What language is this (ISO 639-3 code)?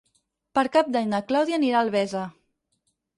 cat